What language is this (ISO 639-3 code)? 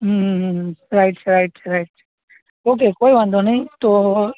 guj